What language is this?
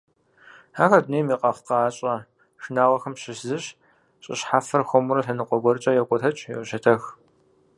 Kabardian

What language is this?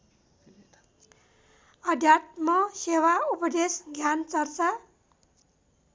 Nepali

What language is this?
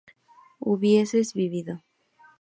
Spanish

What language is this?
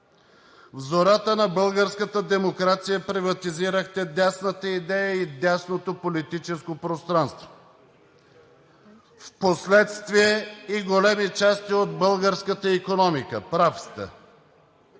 Bulgarian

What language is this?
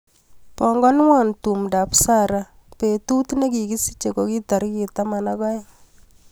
Kalenjin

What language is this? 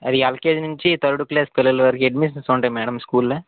Telugu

